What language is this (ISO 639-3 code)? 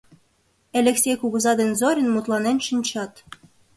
chm